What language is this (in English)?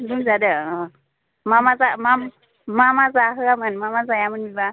Bodo